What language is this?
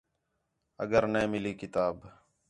Khetrani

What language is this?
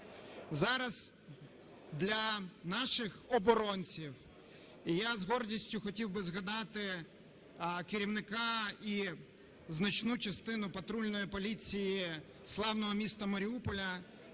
Ukrainian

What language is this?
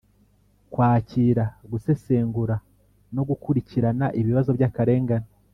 Kinyarwanda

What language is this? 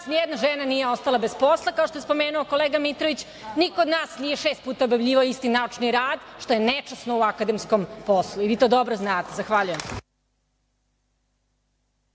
Serbian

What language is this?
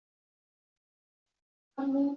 Chinese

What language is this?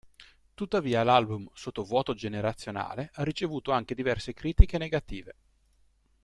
Italian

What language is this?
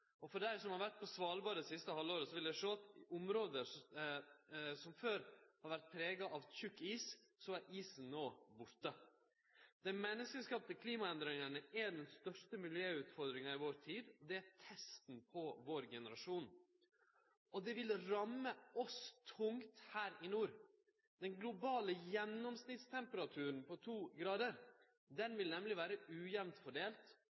Norwegian Nynorsk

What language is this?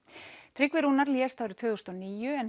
Icelandic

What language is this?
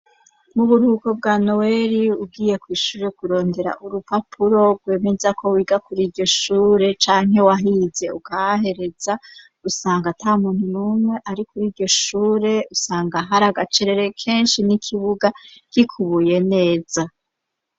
Rundi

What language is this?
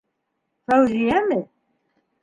Bashkir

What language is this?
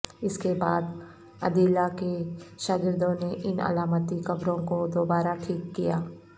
Urdu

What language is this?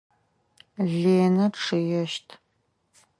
Adyghe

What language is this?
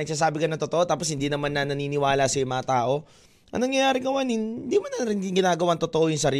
Filipino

